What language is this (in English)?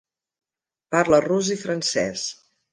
Catalan